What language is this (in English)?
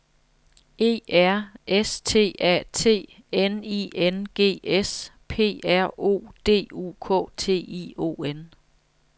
Danish